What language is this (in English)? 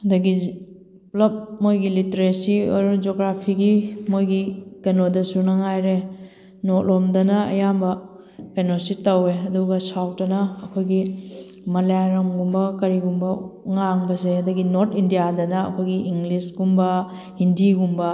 Manipuri